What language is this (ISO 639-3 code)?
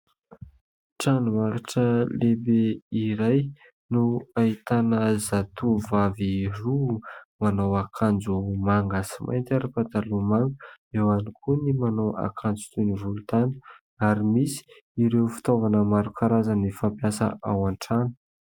mlg